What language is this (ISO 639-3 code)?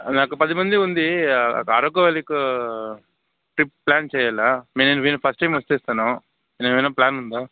tel